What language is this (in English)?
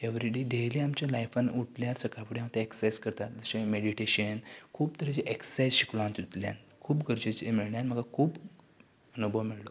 Konkani